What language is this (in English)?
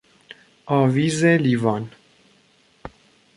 Persian